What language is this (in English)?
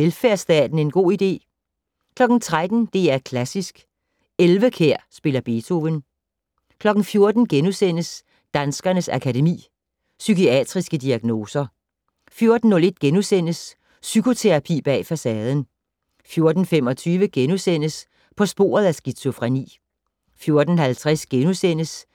Danish